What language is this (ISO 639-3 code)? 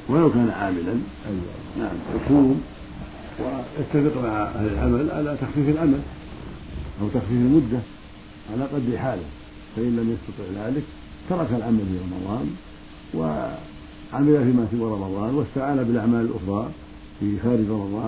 ara